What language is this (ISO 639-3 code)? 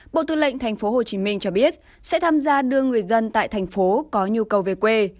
vie